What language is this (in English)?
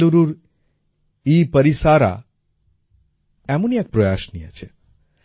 Bangla